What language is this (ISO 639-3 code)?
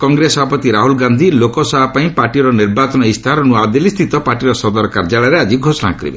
ori